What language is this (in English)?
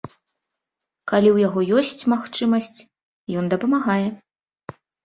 Belarusian